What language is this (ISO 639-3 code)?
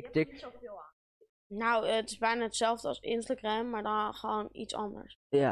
nld